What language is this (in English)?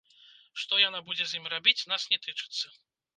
Belarusian